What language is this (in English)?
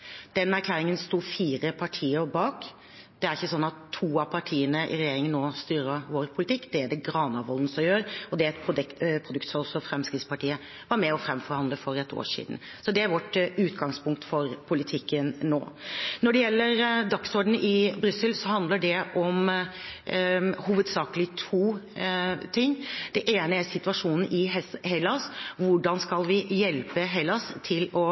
Norwegian Bokmål